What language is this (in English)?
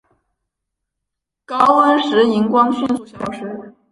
Chinese